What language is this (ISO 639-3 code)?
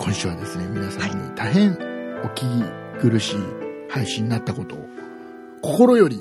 jpn